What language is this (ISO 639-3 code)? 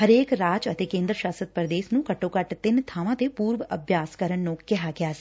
pan